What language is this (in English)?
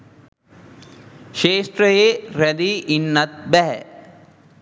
Sinhala